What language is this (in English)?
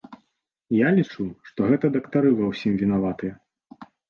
Belarusian